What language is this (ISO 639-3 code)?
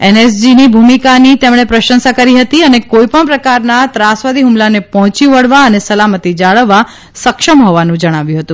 guj